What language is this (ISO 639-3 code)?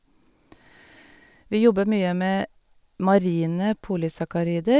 nor